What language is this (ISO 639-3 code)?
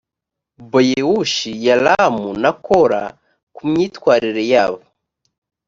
kin